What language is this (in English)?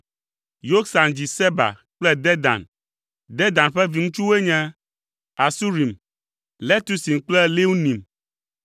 Ewe